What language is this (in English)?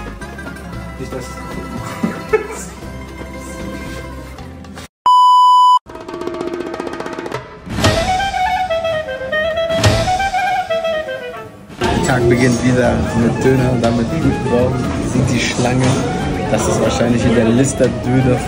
German